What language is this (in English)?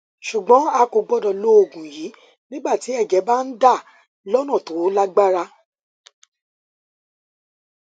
Yoruba